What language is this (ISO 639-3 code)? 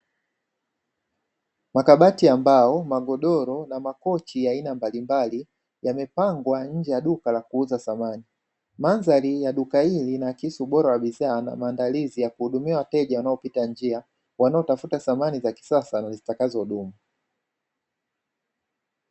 swa